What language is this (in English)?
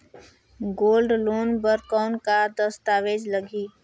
Chhattisgarhi